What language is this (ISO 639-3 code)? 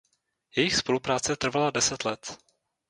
ces